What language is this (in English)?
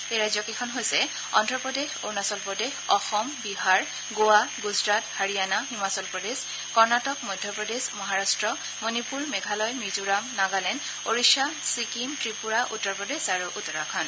Assamese